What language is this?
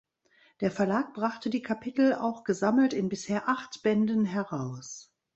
German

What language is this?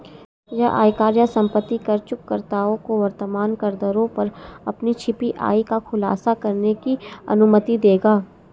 Hindi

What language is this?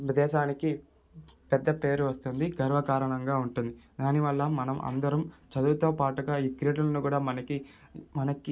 Telugu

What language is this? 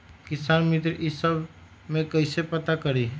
Magahi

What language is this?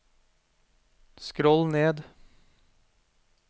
Norwegian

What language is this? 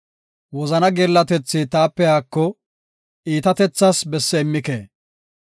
Gofa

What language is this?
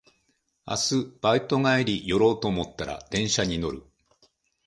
Japanese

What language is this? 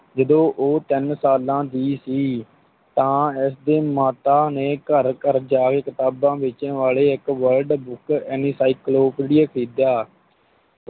Punjabi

